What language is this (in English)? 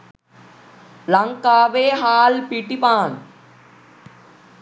Sinhala